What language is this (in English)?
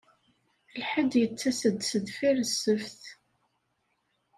Kabyle